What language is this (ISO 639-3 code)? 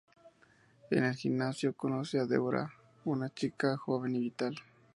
spa